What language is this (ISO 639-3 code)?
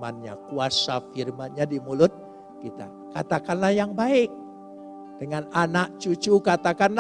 ind